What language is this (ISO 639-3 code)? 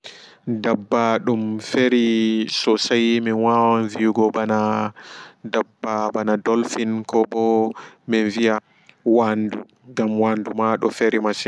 ful